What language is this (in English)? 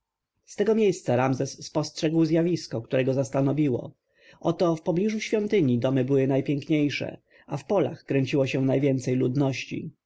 Polish